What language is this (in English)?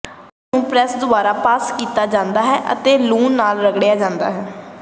Punjabi